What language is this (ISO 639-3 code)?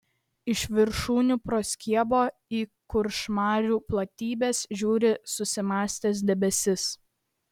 lit